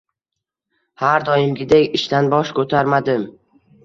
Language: Uzbek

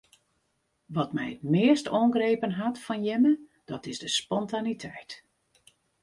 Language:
Western Frisian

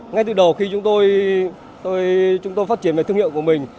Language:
Vietnamese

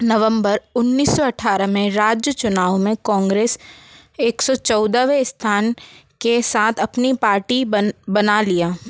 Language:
Hindi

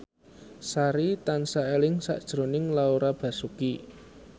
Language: Javanese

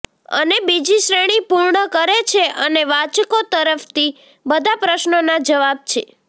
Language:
Gujarati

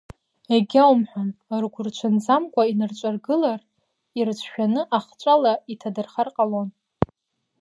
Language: Abkhazian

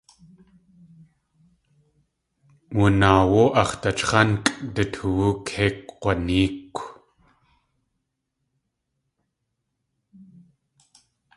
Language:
Tlingit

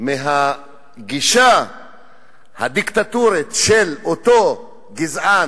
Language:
Hebrew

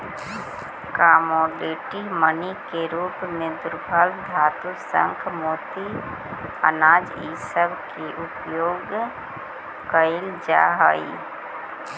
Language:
Magahi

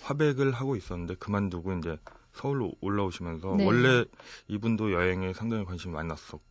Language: Korean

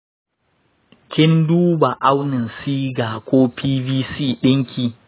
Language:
Hausa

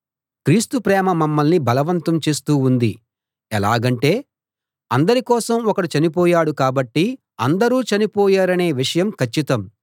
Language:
Telugu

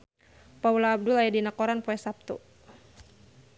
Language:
Sundanese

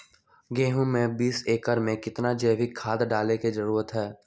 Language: Magahi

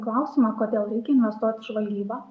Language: Lithuanian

